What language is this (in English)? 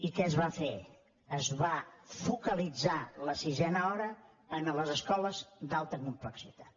Catalan